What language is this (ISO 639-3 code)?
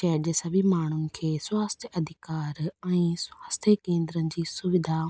snd